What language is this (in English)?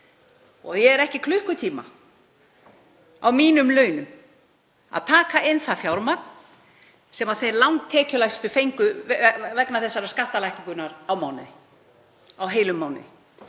Icelandic